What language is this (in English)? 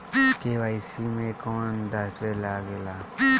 Bhojpuri